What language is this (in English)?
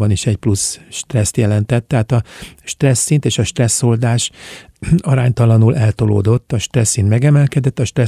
Hungarian